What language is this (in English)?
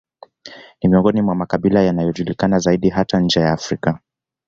Swahili